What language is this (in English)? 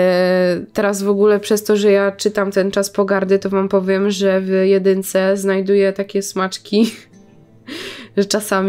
Polish